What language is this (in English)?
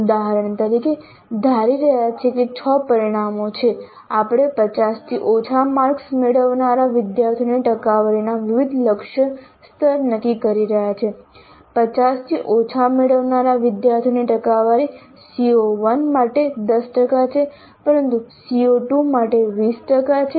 Gujarati